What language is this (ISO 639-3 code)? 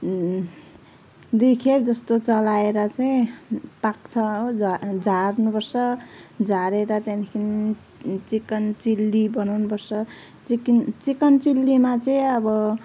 nep